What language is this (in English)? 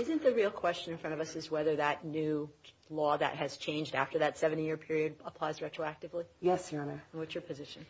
English